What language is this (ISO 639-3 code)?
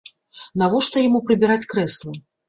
bel